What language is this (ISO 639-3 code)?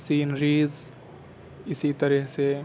urd